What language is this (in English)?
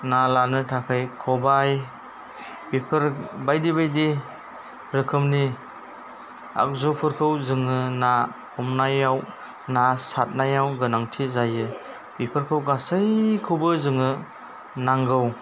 Bodo